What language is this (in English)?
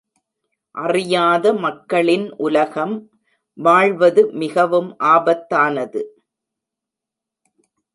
Tamil